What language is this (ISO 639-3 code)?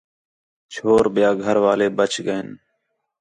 xhe